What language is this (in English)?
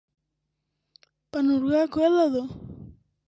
Greek